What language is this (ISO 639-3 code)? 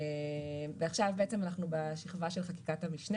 heb